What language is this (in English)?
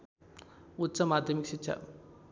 Nepali